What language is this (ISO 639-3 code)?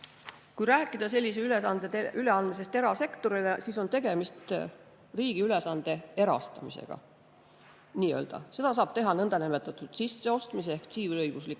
est